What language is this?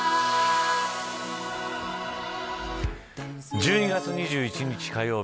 Japanese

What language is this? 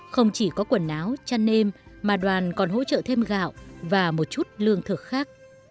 Vietnamese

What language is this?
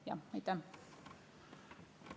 Estonian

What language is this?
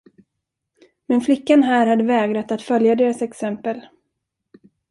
Swedish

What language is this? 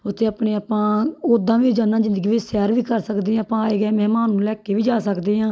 Punjabi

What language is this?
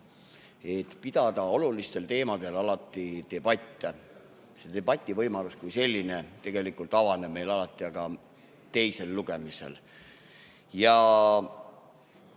Estonian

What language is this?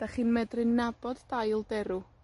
Welsh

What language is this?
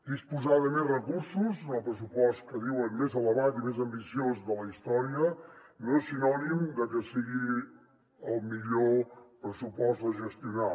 Catalan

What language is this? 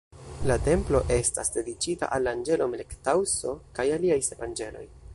Esperanto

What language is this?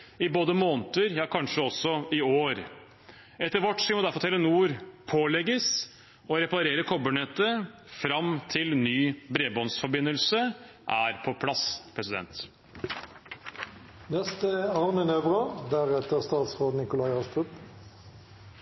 Norwegian Bokmål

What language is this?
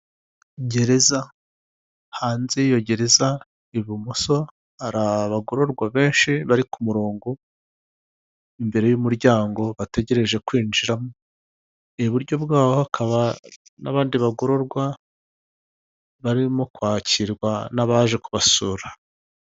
Kinyarwanda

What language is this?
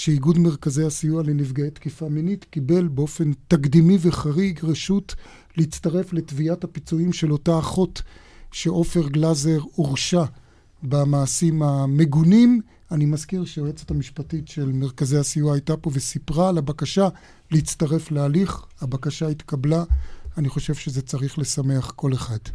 Hebrew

